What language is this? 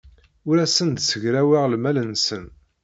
Kabyle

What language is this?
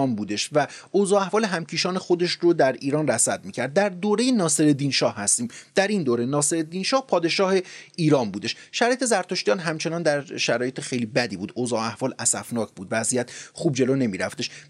Persian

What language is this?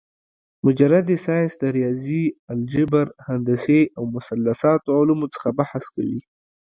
Pashto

